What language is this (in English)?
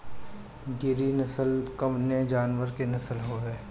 Bhojpuri